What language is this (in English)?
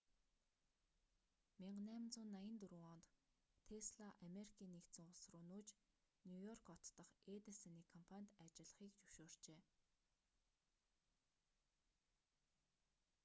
Mongolian